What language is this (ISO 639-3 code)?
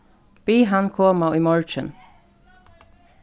fao